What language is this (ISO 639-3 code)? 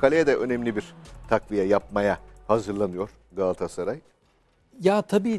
tur